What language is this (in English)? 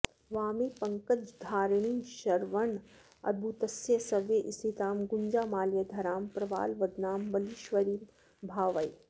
Sanskrit